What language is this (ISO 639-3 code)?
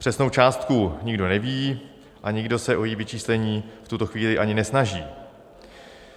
ces